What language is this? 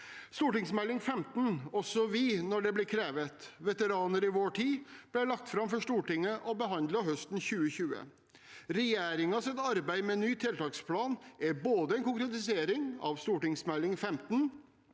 Norwegian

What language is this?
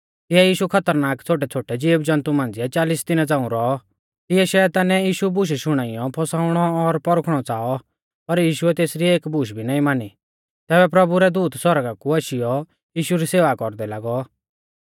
Mahasu Pahari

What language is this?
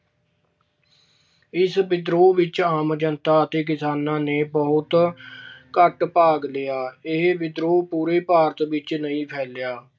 Punjabi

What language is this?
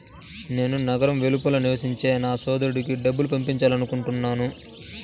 Telugu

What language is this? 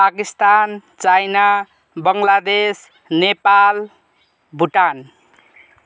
Nepali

